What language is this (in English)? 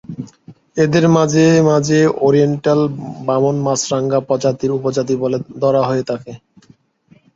Bangla